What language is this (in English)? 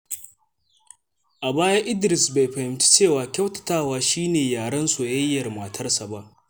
Hausa